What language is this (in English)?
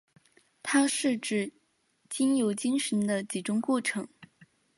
Chinese